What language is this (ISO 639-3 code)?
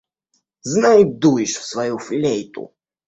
rus